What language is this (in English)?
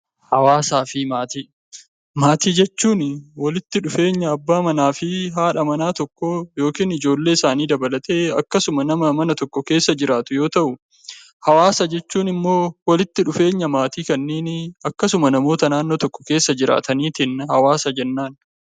Oromo